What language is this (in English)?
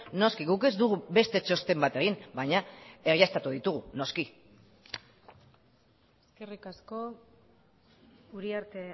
Basque